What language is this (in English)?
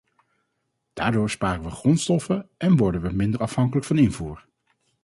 Dutch